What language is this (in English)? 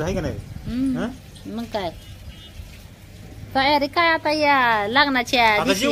Romanian